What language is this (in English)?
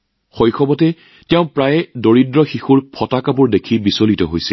Assamese